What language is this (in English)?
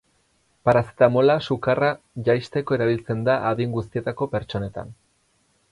Basque